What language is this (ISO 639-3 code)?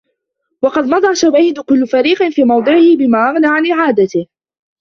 ara